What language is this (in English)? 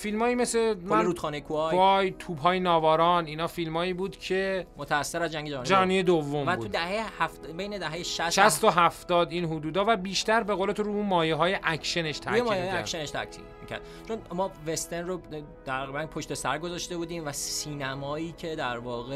Persian